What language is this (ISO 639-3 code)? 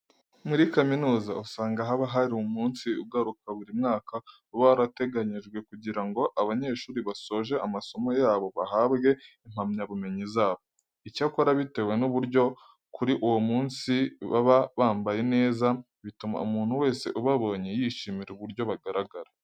kin